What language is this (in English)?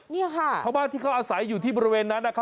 Thai